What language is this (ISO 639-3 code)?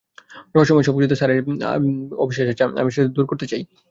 ben